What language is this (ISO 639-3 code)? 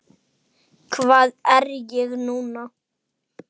isl